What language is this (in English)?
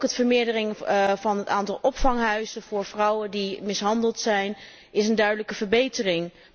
Dutch